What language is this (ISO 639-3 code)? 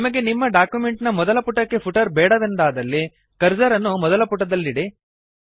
kan